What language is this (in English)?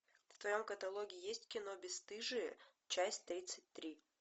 Russian